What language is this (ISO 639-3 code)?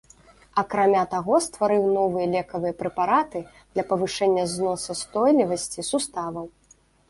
bel